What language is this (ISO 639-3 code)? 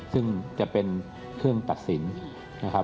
tha